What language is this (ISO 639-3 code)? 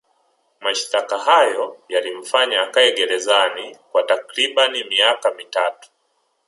swa